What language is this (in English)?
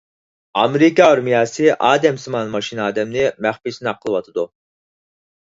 Uyghur